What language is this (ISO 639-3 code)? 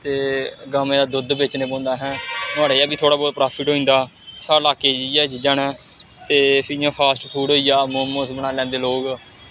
doi